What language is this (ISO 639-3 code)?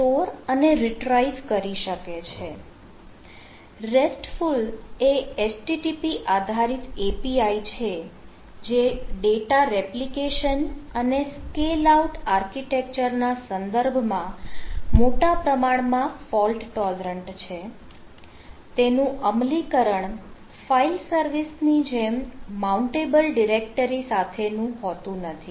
guj